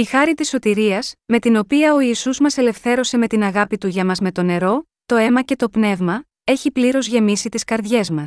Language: Greek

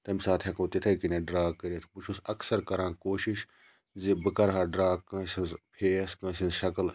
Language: Kashmiri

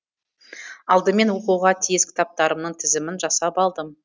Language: Kazakh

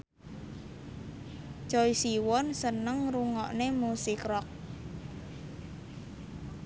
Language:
Javanese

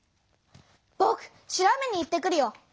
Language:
Japanese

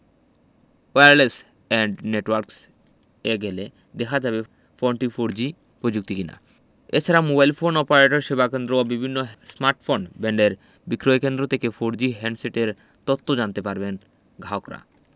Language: Bangla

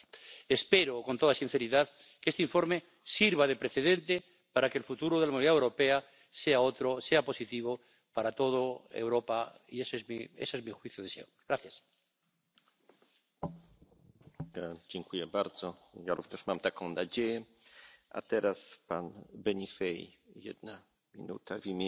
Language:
Dutch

